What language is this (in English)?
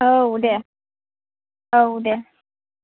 Bodo